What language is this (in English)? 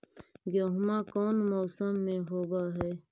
Magahi